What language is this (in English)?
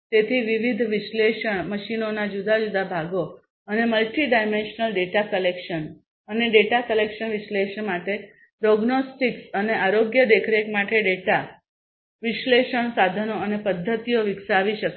Gujarati